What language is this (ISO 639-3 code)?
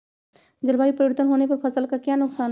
mag